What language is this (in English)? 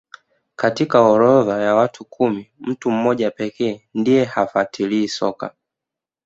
Swahili